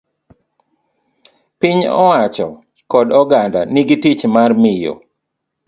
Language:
Luo (Kenya and Tanzania)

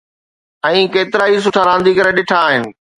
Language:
Sindhi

